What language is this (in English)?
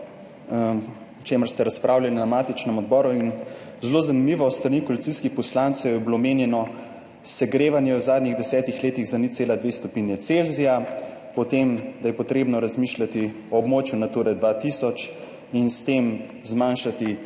Slovenian